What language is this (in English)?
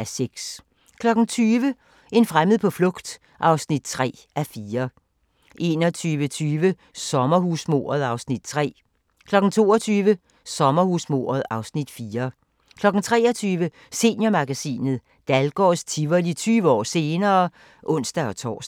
Danish